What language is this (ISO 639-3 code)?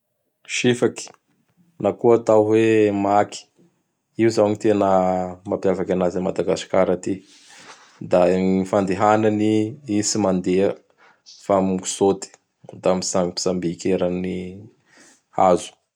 bhr